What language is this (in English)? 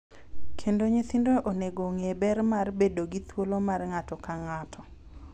Luo (Kenya and Tanzania)